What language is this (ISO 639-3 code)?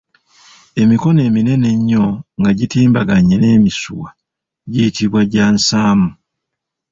lug